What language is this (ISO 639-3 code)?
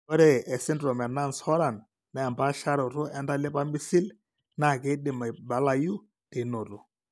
mas